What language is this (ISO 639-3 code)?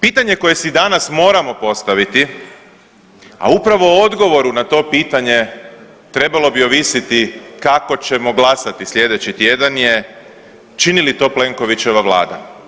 hrv